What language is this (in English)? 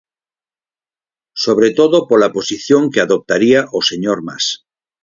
Galician